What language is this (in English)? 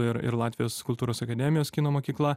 Lithuanian